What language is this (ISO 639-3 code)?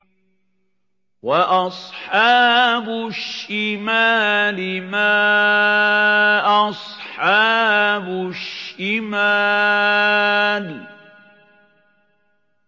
ara